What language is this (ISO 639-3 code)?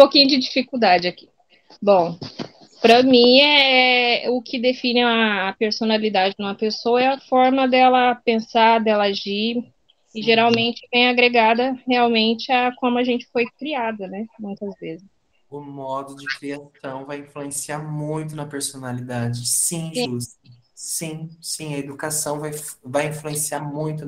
por